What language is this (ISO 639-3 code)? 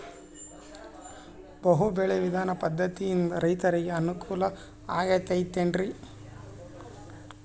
kan